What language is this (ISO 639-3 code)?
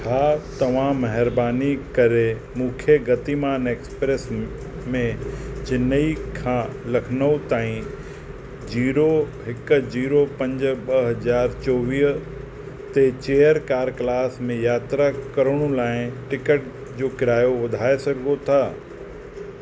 snd